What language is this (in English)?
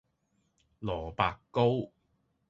Cantonese